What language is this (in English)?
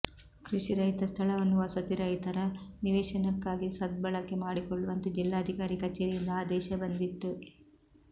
Kannada